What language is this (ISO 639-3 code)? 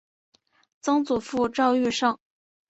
zho